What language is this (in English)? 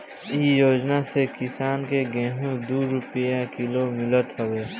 Bhojpuri